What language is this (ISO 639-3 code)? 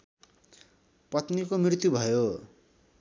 nep